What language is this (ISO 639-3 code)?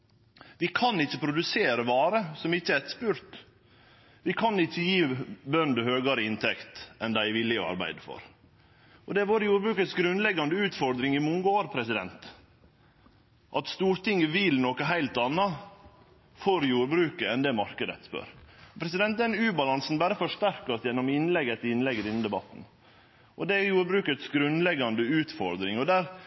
nno